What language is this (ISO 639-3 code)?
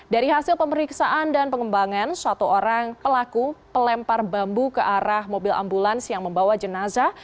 ind